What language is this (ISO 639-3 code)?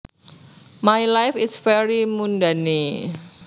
jav